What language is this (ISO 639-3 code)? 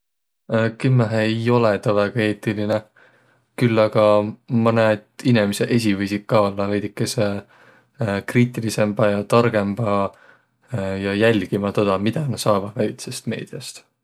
vro